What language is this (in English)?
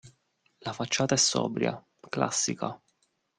Italian